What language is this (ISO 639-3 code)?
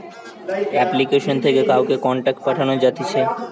ben